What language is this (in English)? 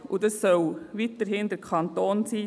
Swiss German